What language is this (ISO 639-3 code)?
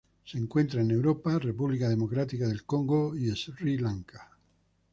spa